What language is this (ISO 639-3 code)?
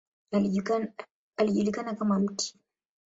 swa